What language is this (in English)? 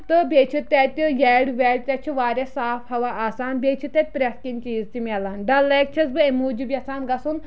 Kashmiri